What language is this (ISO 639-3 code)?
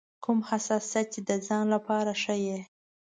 pus